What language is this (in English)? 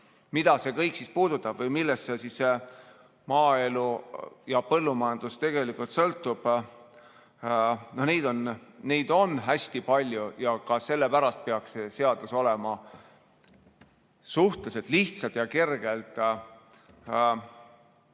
Estonian